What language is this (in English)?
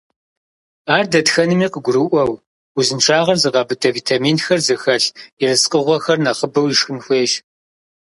Kabardian